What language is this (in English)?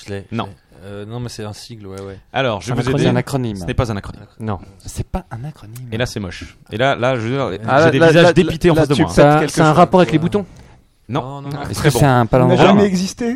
French